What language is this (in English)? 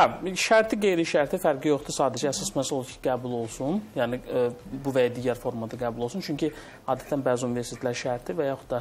Turkish